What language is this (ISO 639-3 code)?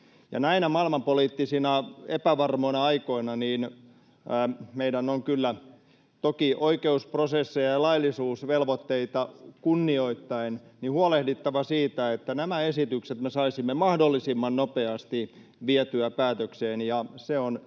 fin